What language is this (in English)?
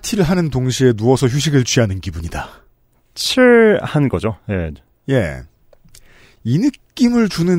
Korean